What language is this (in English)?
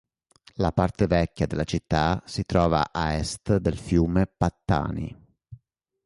Italian